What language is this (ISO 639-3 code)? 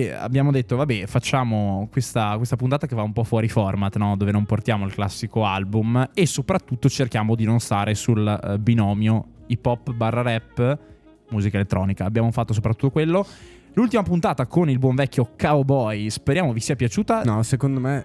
ita